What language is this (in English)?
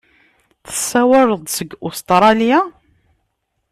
Kabyle